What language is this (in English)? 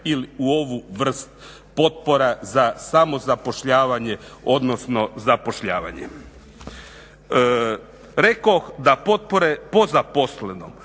Croatian